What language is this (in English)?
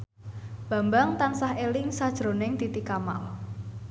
Javanese